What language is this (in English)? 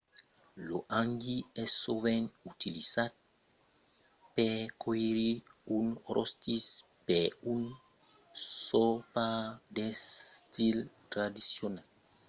Occitan